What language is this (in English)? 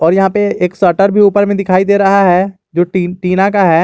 Hindi